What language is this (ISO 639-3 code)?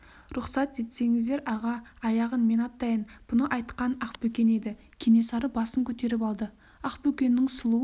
kaz